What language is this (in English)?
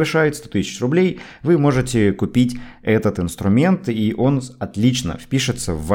Russian